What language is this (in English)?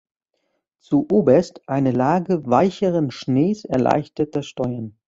German